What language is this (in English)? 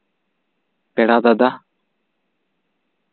Santali